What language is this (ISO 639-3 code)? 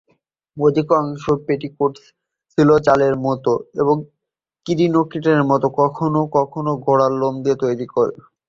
ben